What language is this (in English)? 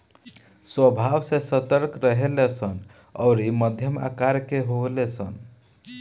Bhojpuri